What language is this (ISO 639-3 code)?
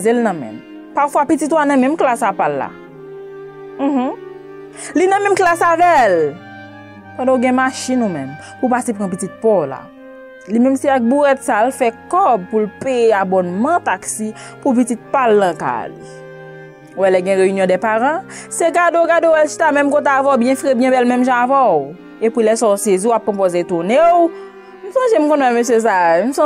fra